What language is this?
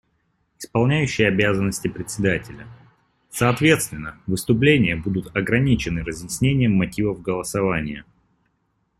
Russian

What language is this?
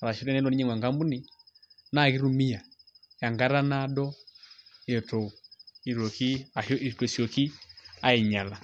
Masai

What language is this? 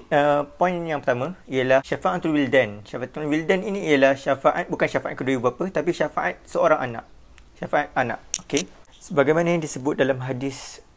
Malay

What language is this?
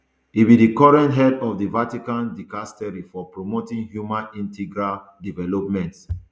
Nigerian Pidgin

